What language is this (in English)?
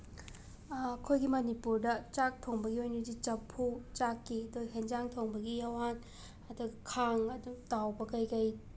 Manipuri